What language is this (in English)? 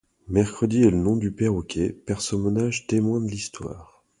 French